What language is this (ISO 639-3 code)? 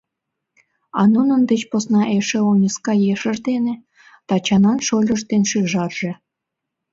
chm